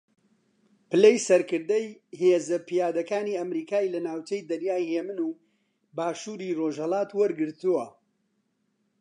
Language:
Central Kurdish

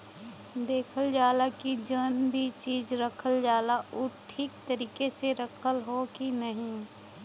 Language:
Bhojpuri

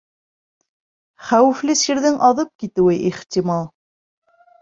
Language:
Bashkir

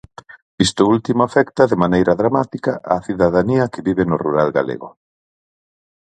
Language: Galician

